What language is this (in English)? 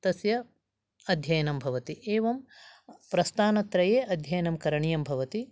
Sanskrit